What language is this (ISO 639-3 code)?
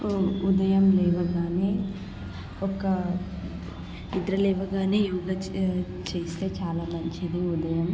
tel